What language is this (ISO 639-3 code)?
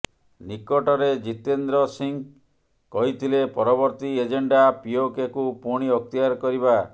ori